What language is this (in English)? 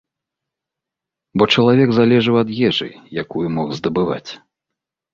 Belarusian